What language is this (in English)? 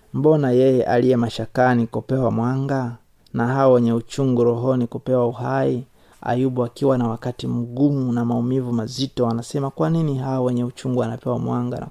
Swahili